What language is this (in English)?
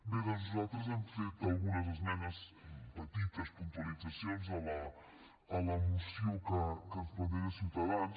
Catalan